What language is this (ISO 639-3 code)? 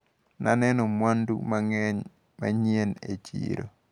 luo